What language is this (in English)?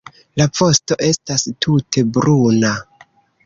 Esperanto